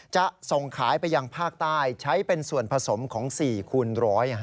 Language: Thai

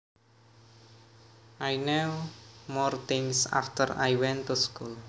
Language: Javanese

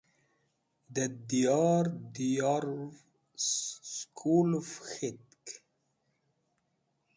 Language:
Wakhi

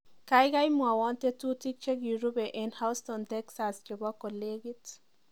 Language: Kalenjin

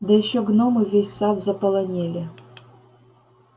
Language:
Russian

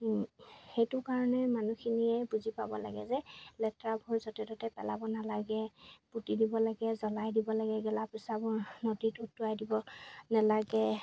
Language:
Assamese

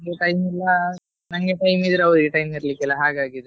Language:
Kannada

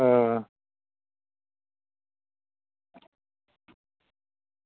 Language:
Dogri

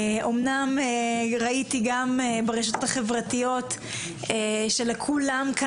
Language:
Hebrew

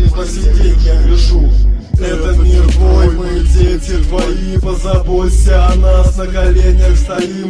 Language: Russian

